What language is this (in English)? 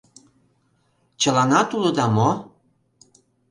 Mari